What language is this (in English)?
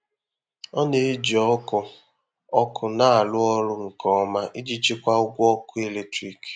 Igbo